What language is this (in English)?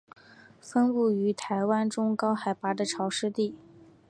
Chinese